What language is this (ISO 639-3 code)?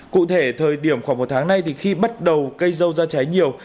vie